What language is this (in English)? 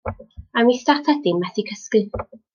Welsh